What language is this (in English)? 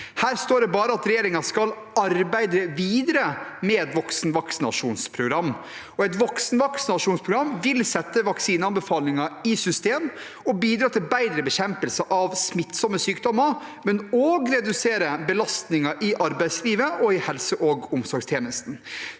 Norwegian